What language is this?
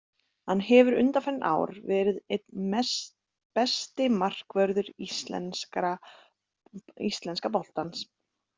Icelandic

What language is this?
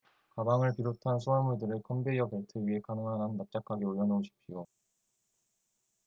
Korean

